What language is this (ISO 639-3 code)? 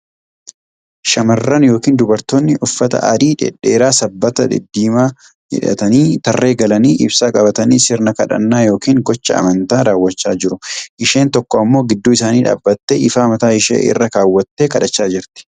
orm